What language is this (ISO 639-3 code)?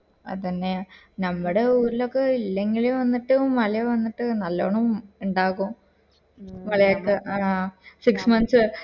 mal